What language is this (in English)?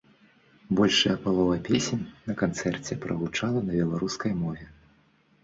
Belarusian